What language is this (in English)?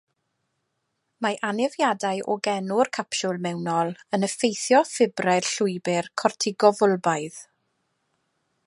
Welsh